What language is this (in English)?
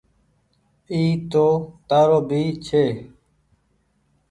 Goaria